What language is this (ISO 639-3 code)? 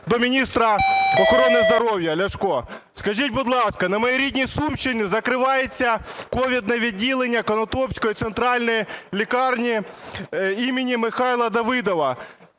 ukr